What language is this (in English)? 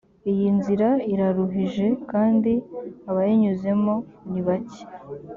Kinyarwanda